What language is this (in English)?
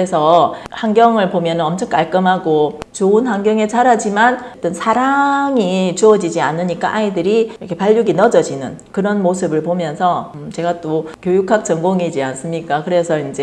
Korean